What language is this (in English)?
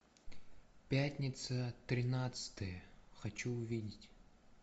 Russian